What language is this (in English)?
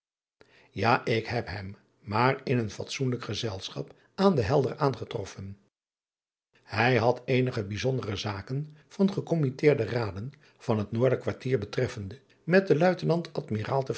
Dutch